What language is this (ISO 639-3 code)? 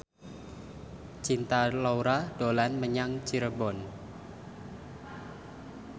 jav